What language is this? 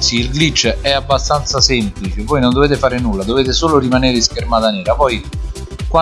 Italian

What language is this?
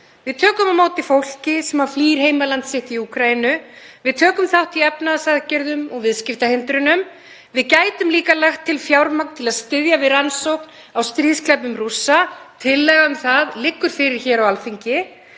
Icelandic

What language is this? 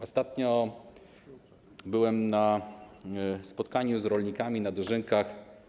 Polish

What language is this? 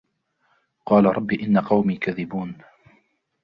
Arabic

